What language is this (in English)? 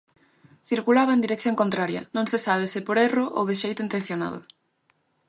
Galician